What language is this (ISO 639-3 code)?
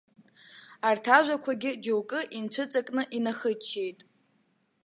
abk